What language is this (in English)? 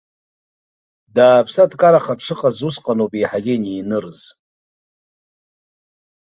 Abkhazian